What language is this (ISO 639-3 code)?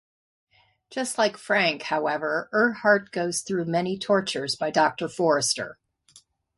eng